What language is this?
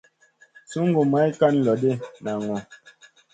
Masana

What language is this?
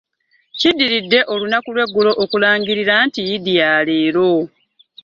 Ganda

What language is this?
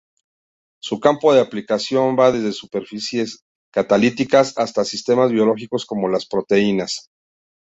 Spanish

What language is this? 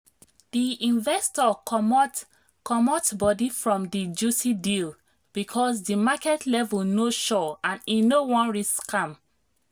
Nigerian Pidgin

